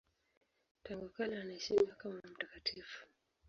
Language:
Swahili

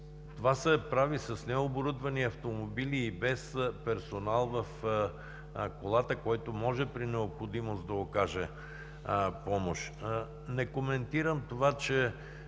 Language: Bulgarian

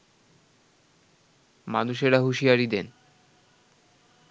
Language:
Bangla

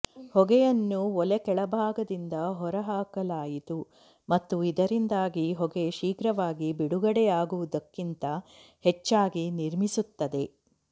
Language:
Kannada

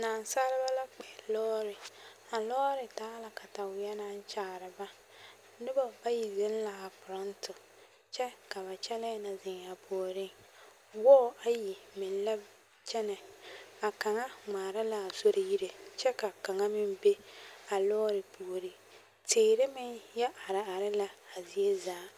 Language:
Southern Dagaare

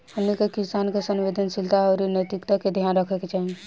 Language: Bhojpuri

